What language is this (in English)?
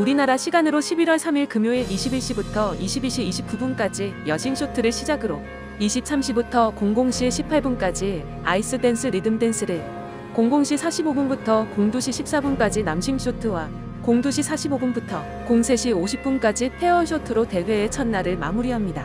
Korean